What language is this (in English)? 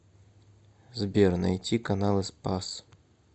Russian